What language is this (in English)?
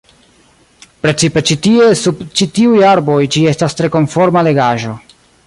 Esperanto